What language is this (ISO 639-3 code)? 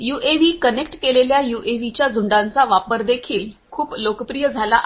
mar